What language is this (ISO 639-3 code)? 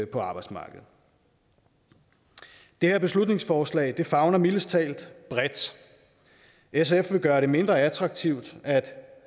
dan